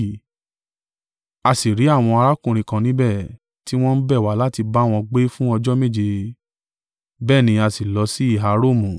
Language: Yoruba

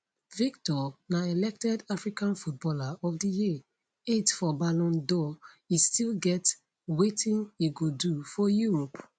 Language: Nigerian Pidgin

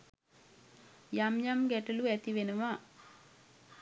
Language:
Sinhala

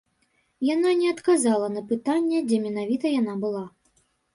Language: Belarusian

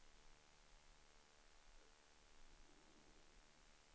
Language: Swedish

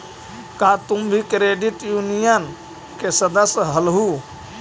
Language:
Magahi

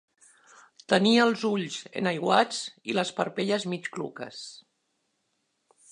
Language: Catalan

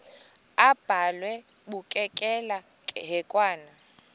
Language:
Xhosa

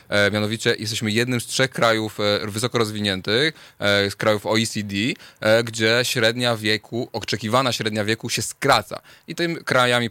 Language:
Polish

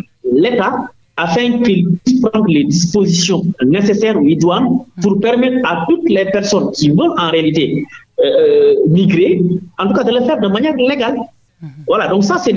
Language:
French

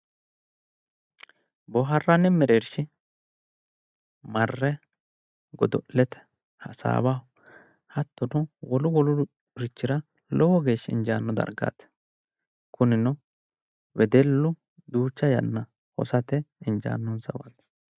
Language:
Sidamo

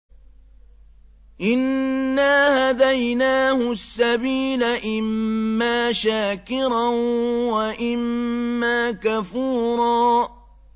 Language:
Arabic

